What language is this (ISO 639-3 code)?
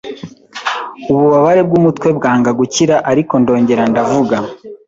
kin